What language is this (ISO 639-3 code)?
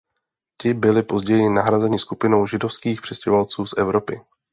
ces